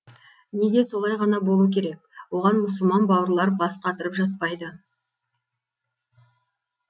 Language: Kazakh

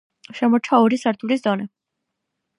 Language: Georgian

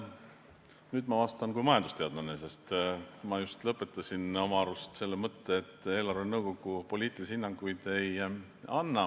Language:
Estonian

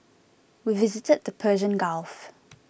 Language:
English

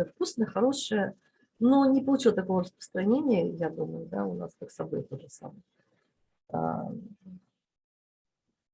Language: Russian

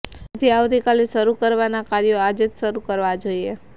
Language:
Gujarati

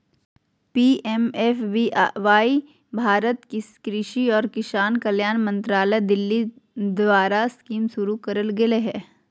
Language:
Magahi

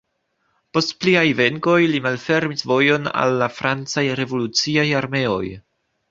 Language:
Esperanto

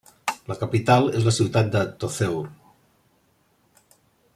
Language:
Catalan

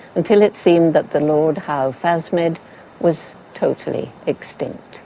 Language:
English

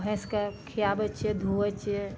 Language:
Maithili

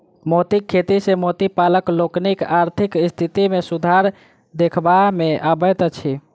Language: Maithili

